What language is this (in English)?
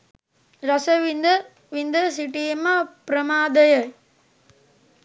Sinhala